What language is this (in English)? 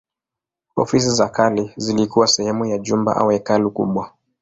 Swahili